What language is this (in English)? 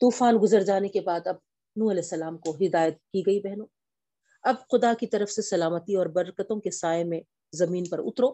Urdu